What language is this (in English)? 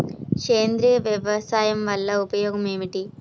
Telugu